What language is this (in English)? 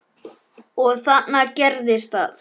Icelandic